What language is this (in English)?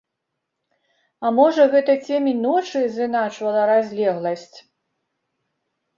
Belarusian